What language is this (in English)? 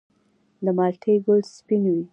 Pashto